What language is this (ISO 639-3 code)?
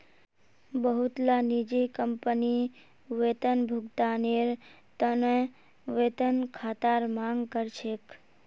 mag